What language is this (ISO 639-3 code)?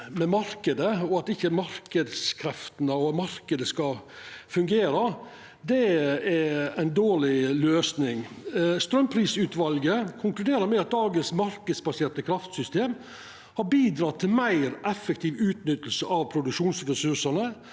nor